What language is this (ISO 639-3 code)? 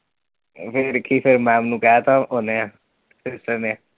pan